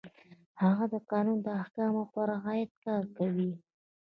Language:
Pashto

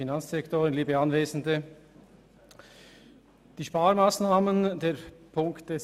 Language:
Swiss German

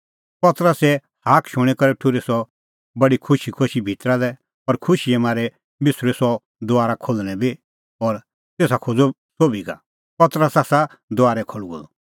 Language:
Kullu Pahari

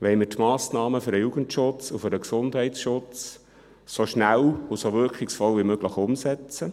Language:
Swiss German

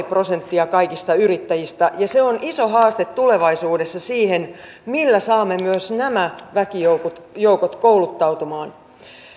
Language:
Finnish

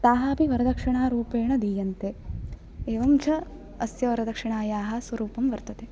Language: Sanskrit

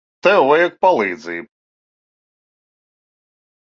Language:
Latvian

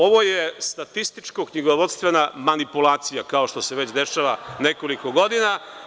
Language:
Serbian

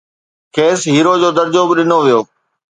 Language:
Sindhi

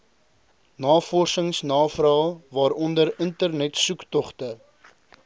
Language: Afrikaans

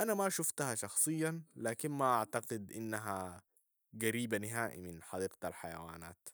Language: Sudanese Arabic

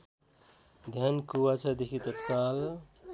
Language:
Nepali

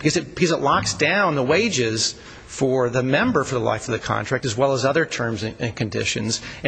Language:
English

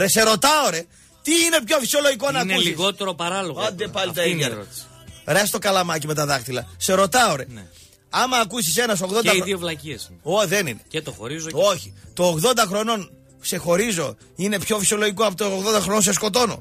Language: Greek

